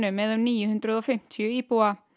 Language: Icelandic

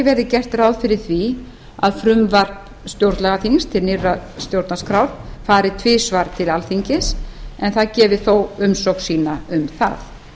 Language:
Icelandic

